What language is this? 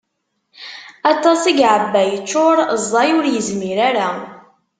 Kabyle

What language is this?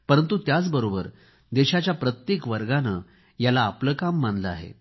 Marathi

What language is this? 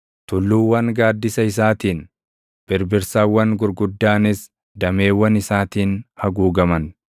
Oromo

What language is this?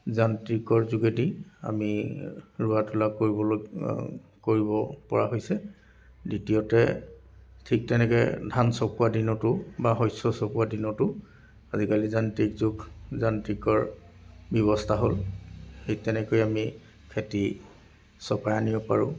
Assamese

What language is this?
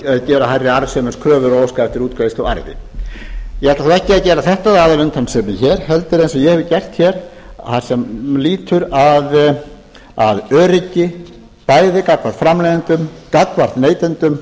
Icelandic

